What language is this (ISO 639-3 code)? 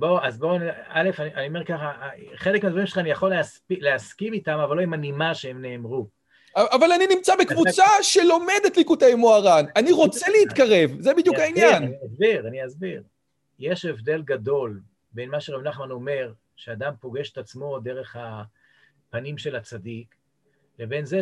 heb